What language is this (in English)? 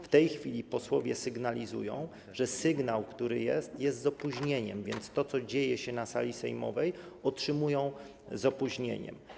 Polish